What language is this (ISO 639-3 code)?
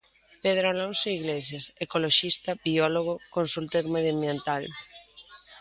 glg